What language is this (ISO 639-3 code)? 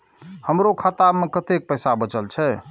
mai